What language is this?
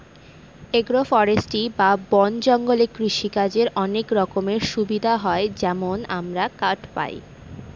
Bangla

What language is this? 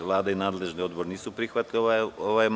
Serbian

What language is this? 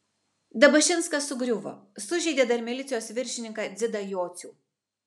Lithuanian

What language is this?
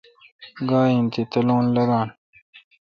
Kalkoti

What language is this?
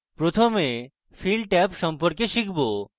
Bangla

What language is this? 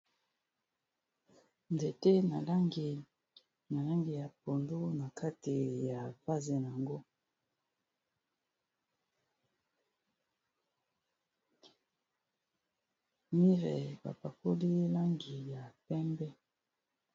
Lingala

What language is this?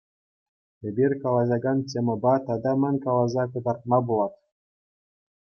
Chuvash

